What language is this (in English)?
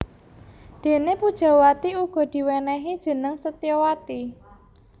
Javanese